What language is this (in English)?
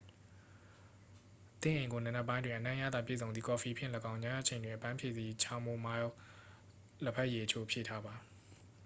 Burmese